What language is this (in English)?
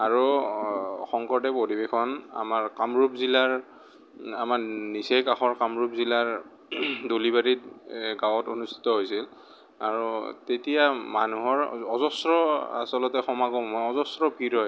Assamese